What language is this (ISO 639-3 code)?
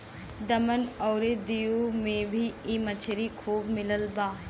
bho